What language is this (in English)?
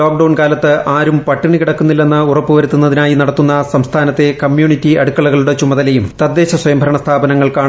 Malayalam